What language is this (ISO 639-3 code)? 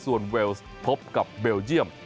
tha